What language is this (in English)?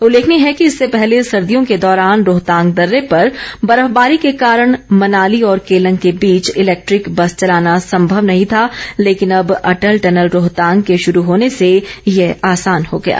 Hindi